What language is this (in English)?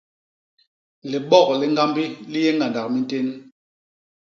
Basaa